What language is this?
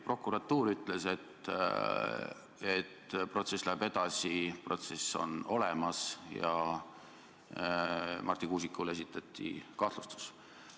Estonian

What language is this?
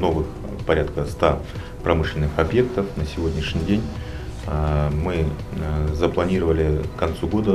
Russian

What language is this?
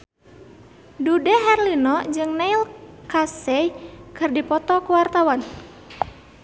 Sundanese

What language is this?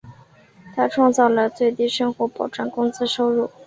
Chinese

